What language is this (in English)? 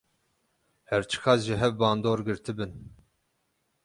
Kurdish